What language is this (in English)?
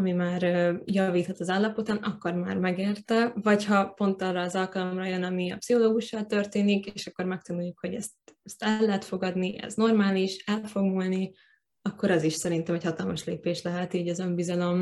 Hungarian